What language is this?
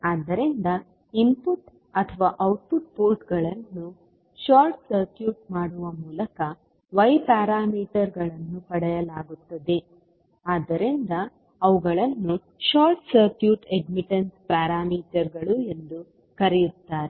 Kannada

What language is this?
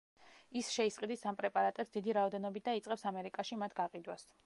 Georgian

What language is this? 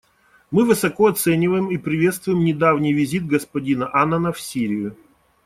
Russian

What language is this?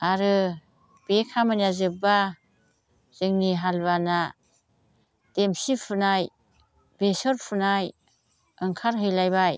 Bodo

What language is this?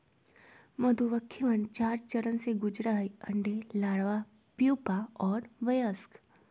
Magahi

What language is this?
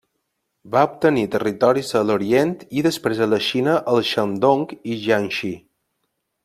Catalan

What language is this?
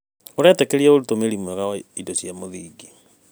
Kikuyu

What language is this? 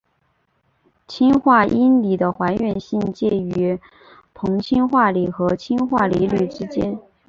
Chinese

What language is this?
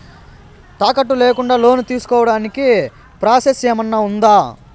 Telugu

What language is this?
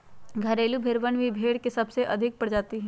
Magahi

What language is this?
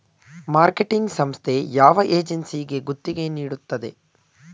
Kannada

